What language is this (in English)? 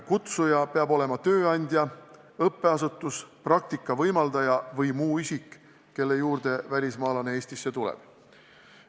Estonian